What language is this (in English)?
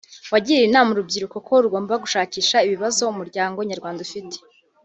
Kinyarwanda